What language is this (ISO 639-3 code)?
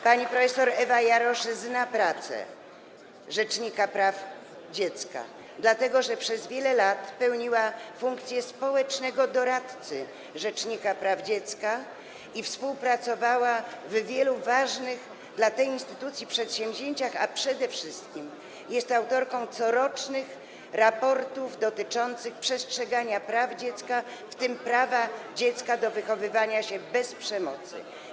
pol